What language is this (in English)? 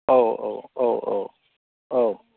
Bodo